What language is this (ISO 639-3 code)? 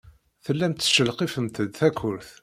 kab